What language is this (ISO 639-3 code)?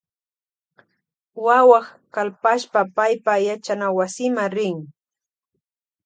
qvj